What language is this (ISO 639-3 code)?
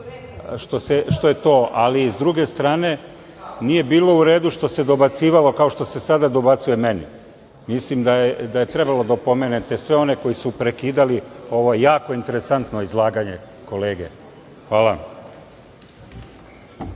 srp